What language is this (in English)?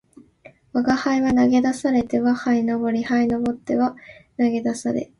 Japanese